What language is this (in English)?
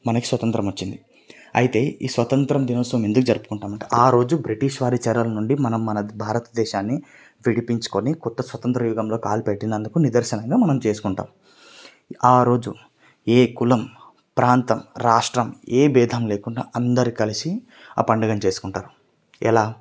Telugu